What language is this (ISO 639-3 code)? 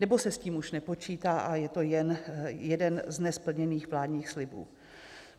ces